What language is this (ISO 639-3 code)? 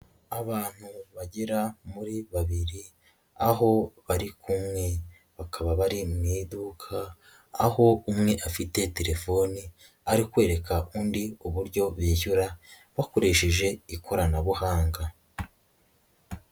kin